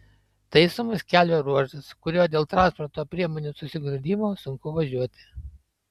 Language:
Lithuanian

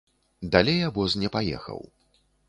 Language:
Belarusian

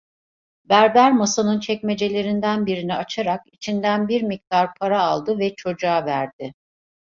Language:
Turkish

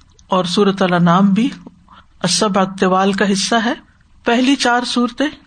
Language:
Urdu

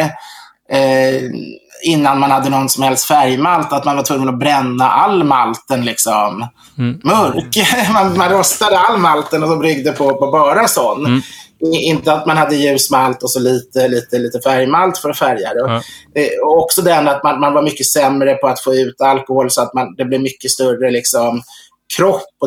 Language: Swedish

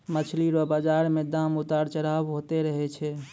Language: Maithili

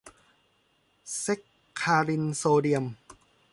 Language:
Thai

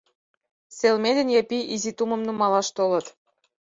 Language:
Mari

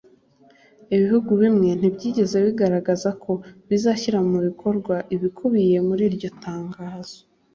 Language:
Kinyarwanda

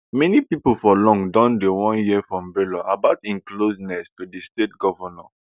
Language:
Nigerian Pidgin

